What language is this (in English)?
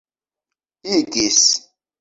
Esperanto